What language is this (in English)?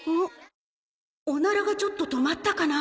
Japanese